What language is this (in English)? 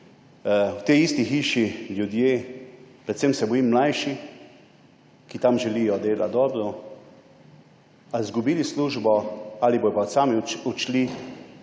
Slovenian